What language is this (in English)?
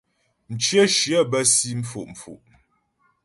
Ghomala